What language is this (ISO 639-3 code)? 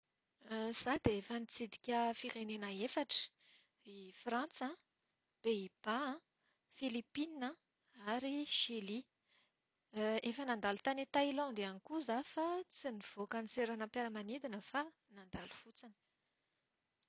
mlg